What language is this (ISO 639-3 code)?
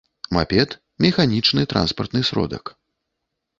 bel